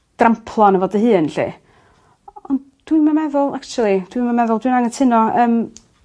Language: Welsh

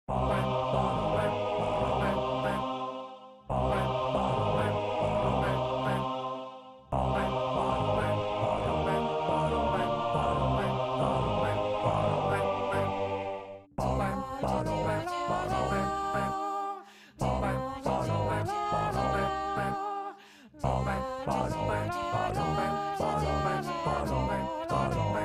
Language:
Thai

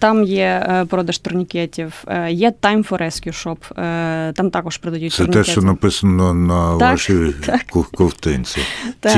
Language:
Ukrainian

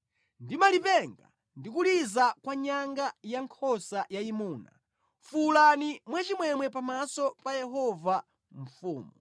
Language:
Nyanja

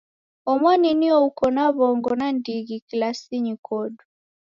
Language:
Taita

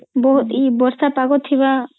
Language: Odia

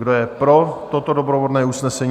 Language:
Czech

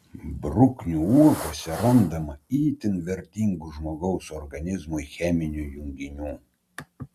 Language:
Lithuanian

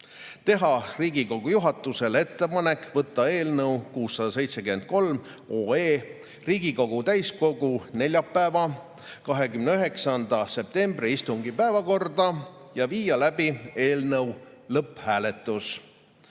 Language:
Estonian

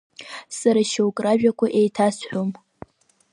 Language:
Abkhazian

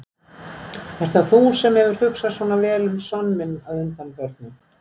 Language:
Icelandic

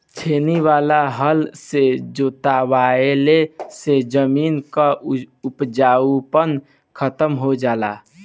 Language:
Bhojpuri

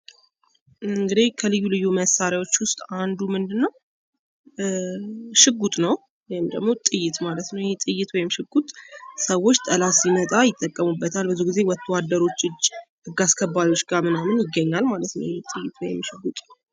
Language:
Amharic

